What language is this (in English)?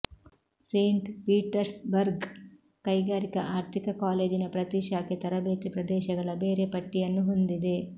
Kannada